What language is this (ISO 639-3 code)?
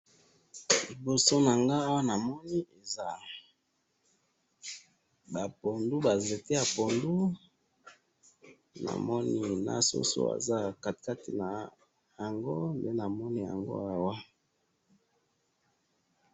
lin